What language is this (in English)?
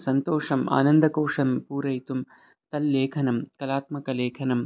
Sanskrit